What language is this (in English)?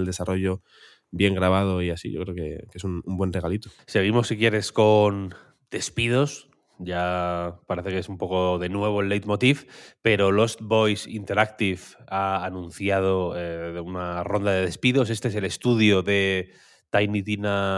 Spanish